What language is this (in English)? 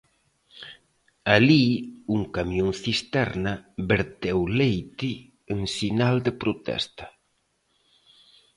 Galician